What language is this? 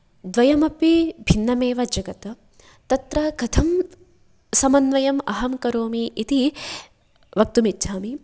Sanskrit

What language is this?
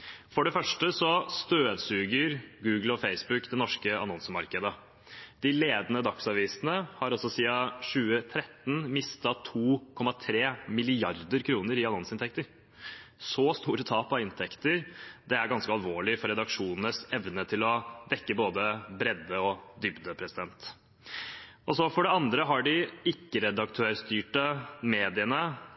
Norwegian Bokmål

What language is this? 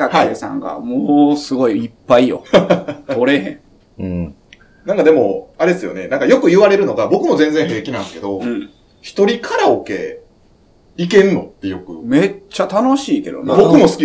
Japanese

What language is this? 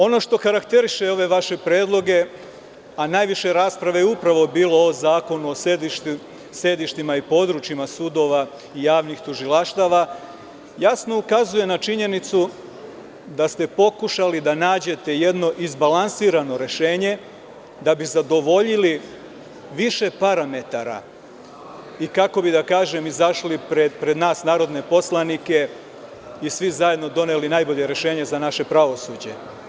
Serbian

